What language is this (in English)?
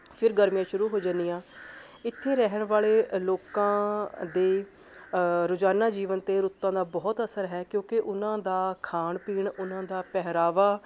Punjabi